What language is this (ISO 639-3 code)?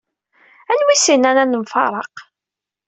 kab